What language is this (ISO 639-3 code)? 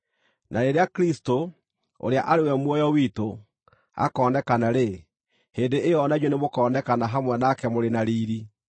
kik